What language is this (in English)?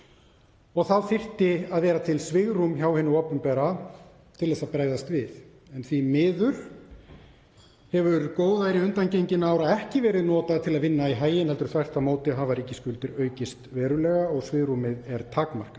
Icelandic